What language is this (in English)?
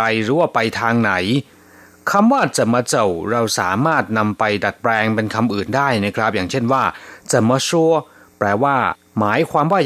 Thai